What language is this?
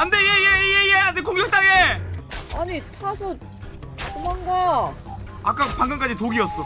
Korean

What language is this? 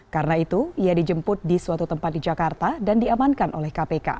Indonesian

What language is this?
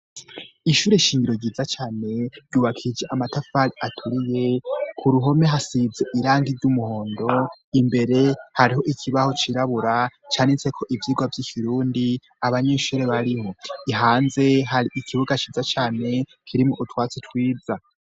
Rundi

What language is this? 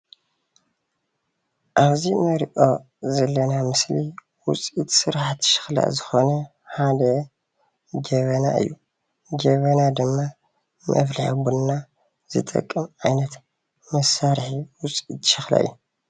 Tigrinya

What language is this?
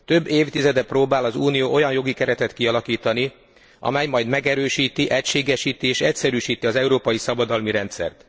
Hungarian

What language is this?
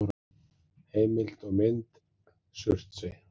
Icelandic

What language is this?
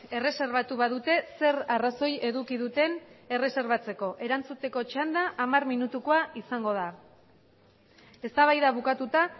Basque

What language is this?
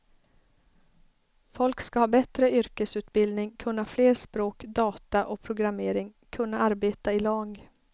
Swedish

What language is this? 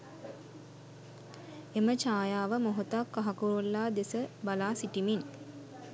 Sinhala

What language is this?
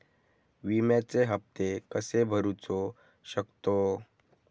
Marathi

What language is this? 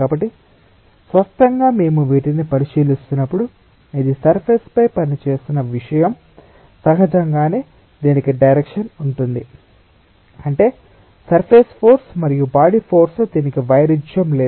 Telugu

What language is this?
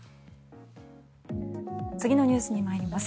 Japanese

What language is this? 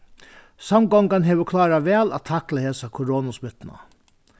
Faroese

